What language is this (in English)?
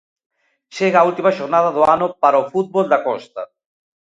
Galician